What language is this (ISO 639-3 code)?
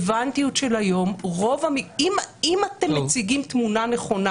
heb